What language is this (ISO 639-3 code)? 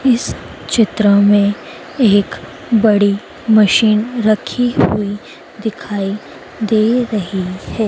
hin